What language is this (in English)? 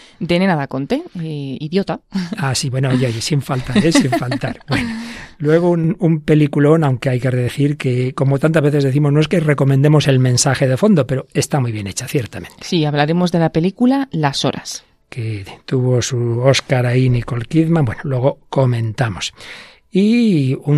Spanish